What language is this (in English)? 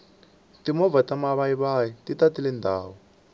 Tsonga